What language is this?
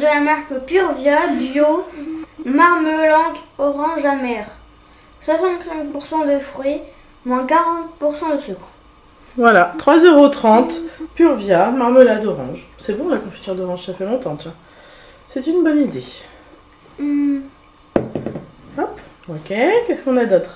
French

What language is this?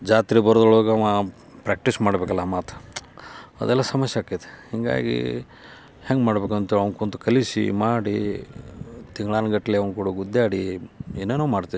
Kannada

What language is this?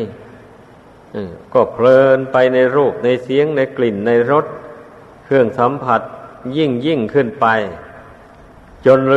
Thai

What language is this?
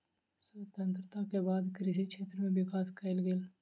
Maithili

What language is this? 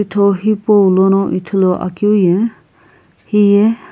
Sumi Naga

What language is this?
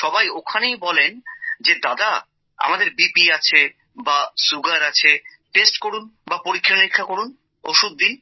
Bangla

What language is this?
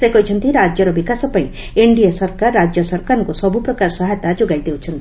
Odia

